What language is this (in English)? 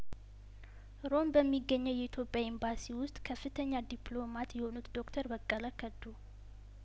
Amharic